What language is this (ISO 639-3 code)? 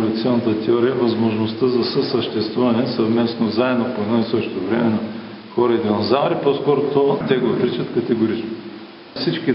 bul